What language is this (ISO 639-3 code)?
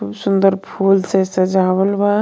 bho